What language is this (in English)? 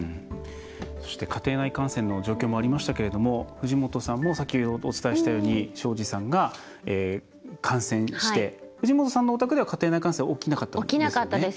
Japanese